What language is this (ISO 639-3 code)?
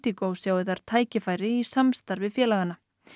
isl